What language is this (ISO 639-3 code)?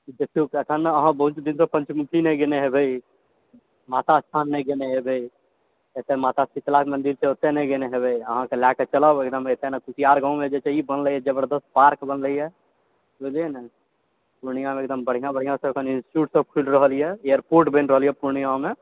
mai